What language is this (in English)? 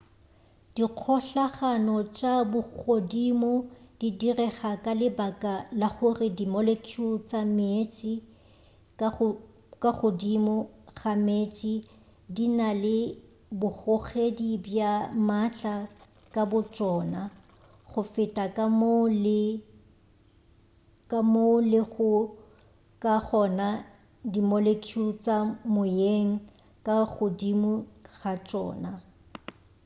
Northern Sotho